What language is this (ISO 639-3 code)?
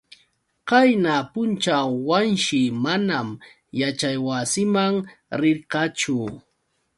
qux